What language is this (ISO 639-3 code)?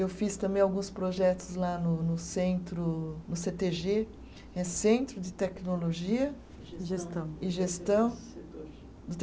por